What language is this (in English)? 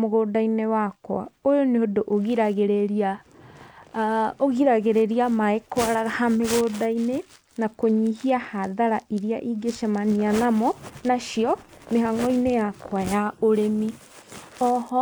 Kikuyu